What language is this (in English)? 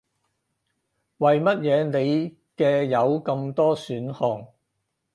Cantonese